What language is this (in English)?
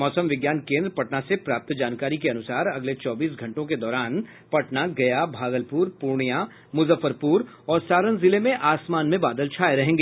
Hindi